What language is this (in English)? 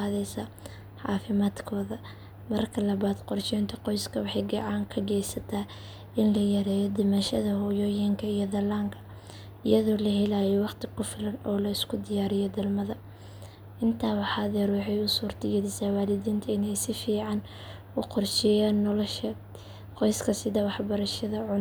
Somali